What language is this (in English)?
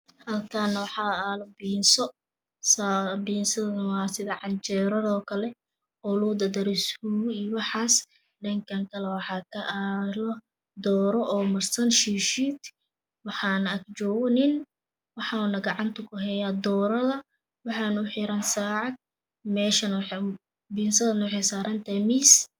Somali